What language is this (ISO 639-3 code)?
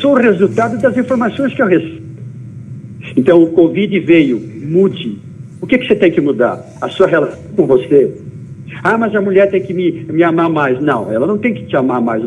por